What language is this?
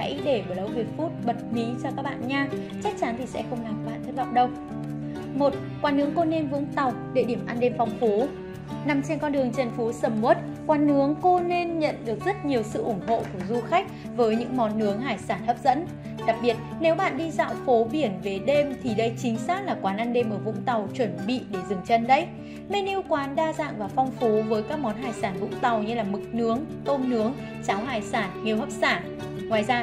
Vietnamese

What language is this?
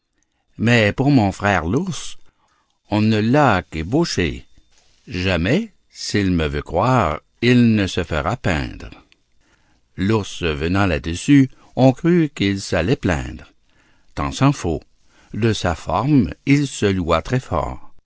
French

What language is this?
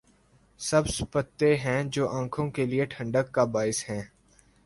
Urdu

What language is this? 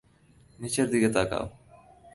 Bangla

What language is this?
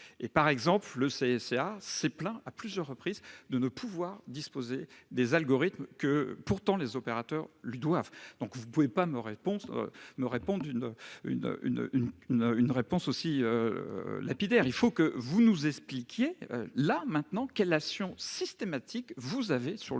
French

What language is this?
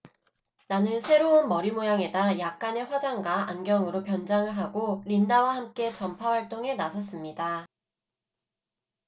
Korean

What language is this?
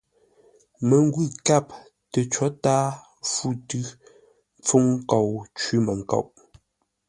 Ngombale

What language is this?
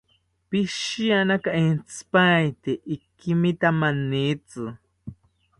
South Ucayali Ashéninka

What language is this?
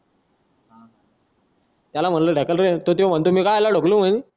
Marathi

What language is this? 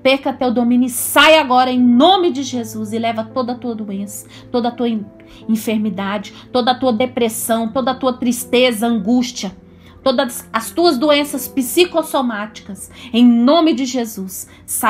Portuguese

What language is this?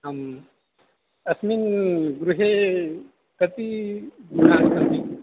Sanskrit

